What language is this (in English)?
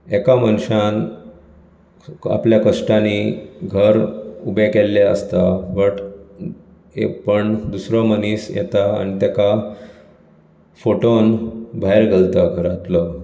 Konkani